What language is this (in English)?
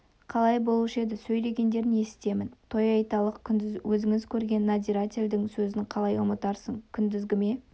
Kazakh